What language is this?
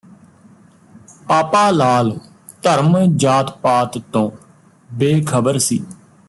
Punjabi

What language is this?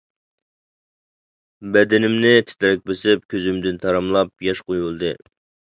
Uyghur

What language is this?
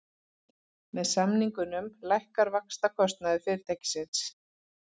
Icelandic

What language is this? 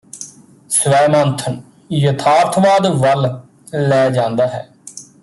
Punjabi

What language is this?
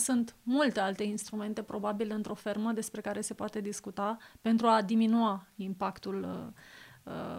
Romanian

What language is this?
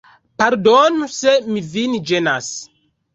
Esperanto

